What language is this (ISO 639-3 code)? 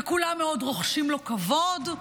heb